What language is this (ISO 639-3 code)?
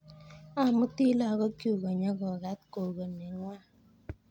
kln